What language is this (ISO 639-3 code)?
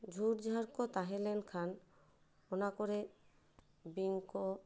sat